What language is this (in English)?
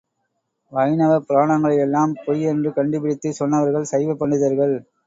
Tamil